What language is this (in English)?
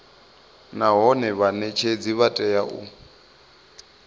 Venda